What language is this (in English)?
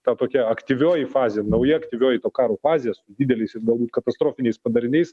Lithuanian